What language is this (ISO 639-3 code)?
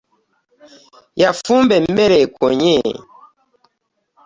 lug